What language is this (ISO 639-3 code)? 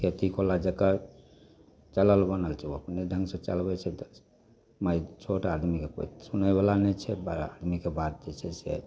mai